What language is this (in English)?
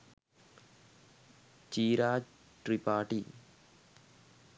Sinhala